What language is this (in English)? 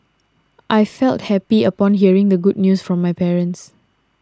English